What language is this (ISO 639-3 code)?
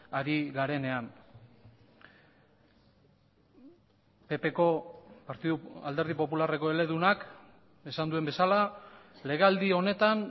eus